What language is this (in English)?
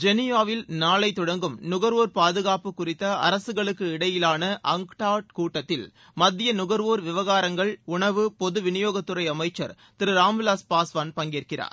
Tamil